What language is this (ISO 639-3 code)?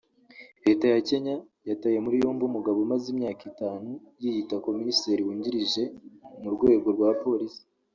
kin